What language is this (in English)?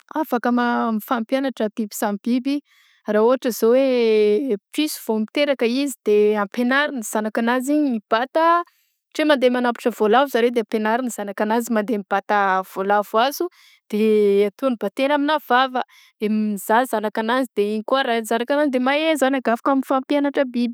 Southern Betsimisaraka Malagasy